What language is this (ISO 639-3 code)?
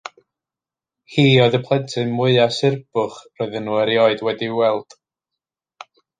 cym